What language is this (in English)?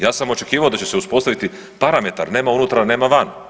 Croatian